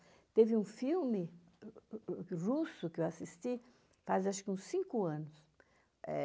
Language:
Portuguese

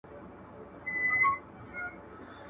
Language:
Pashto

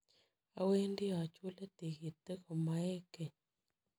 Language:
Kalenjin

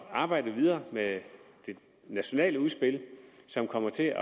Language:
Danish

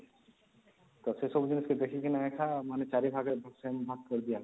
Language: Odia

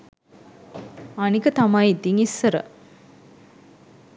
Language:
Sinhala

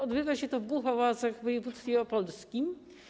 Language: Polish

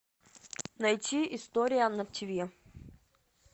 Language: Russian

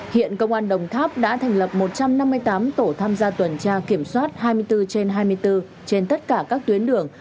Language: Vietnamese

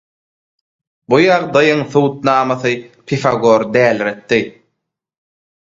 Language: Turkmen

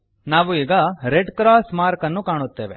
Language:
Kannada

